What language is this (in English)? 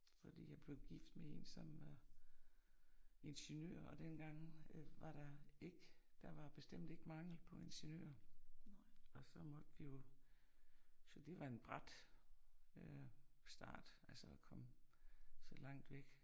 Danish